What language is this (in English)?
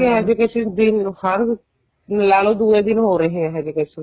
Punjabi